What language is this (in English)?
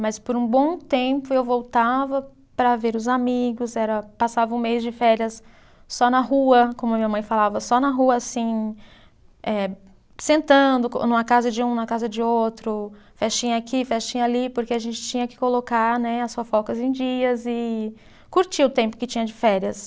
Portuguese